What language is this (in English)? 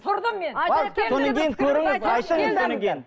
Kazakh